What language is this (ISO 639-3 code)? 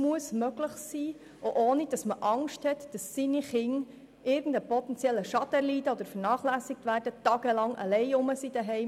gsw